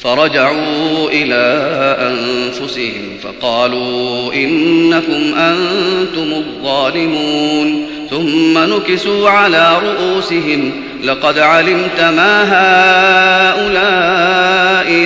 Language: Arabic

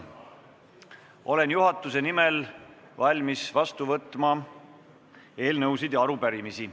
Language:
Estonian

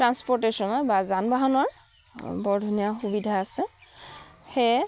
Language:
Assamese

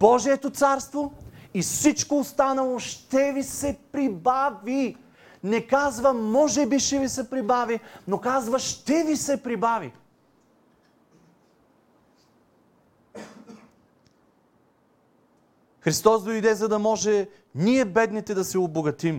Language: Bulgarian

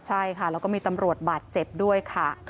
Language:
Thai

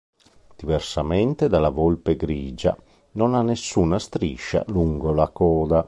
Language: Italian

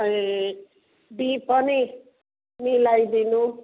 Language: Nepali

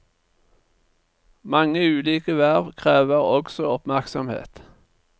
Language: Norwegian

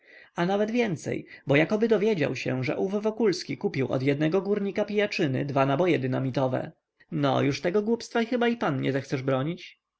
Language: Polish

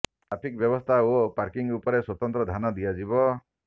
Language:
Odia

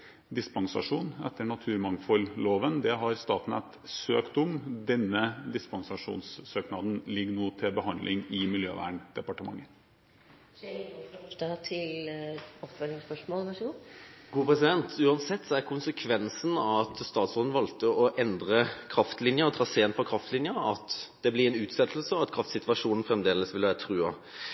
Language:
Norwegian Bokmål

